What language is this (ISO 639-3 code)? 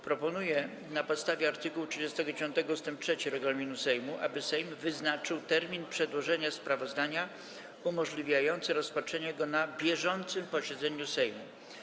pol